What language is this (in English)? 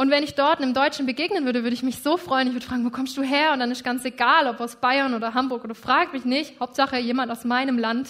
German